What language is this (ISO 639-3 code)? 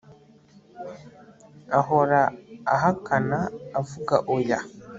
kin